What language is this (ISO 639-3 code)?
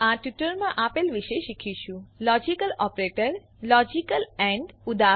guj